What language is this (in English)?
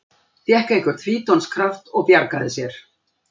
Icelandic